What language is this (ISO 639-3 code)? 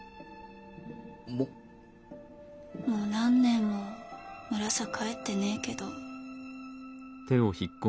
jpn